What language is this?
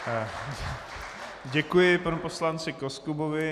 Czech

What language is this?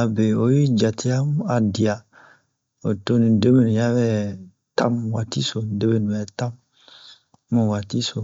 Bomu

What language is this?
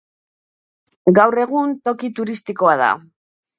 Basque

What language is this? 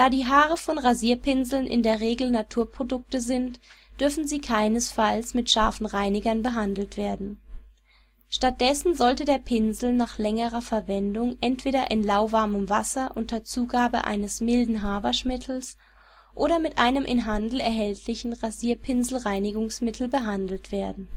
German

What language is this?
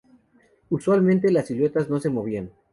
Spanish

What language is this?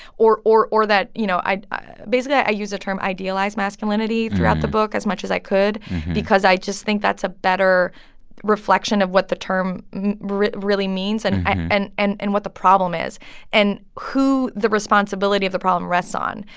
English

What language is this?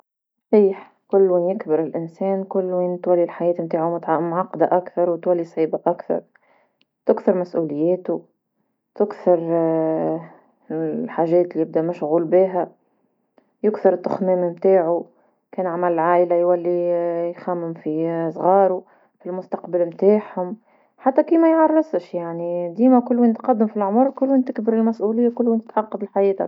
Tunisian Arabic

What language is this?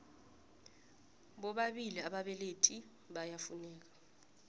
South Ndebele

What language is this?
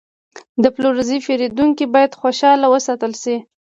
Pashto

